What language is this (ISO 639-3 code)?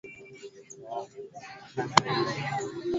swa